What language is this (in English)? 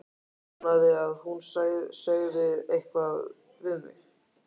Icelandic